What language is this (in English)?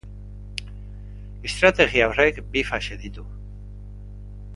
Basque